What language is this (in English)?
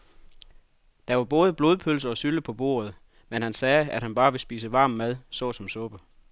Danish